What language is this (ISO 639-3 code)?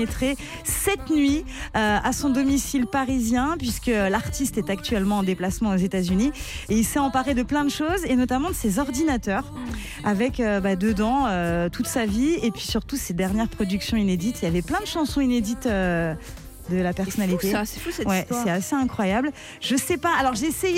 fra